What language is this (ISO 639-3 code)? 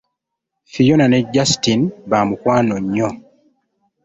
lug